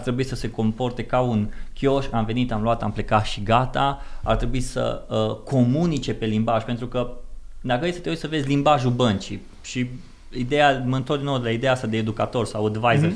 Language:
Romanian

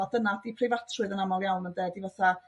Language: Welsh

